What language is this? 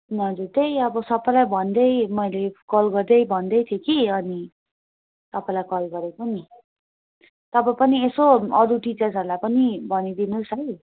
Nepali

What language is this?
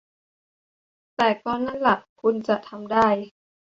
Thai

